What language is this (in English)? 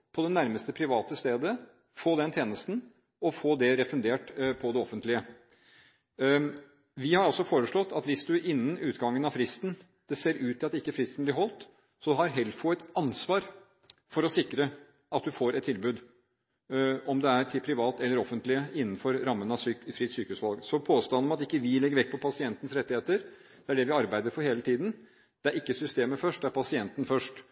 Norwegian Bokmål